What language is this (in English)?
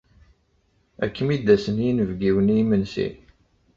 Kabyle